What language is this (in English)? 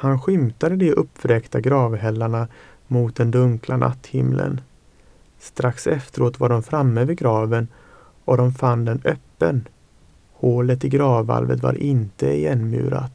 Swedish